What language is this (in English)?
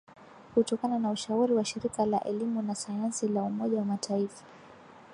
Swahili